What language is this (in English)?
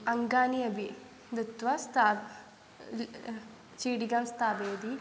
Sanskrit